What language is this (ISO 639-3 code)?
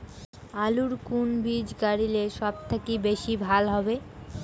ben